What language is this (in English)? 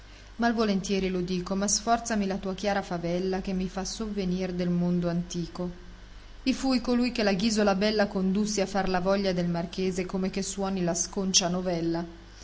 Italian